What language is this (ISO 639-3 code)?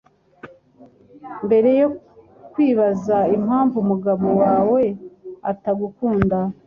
kin